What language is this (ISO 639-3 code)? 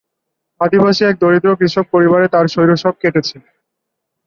ben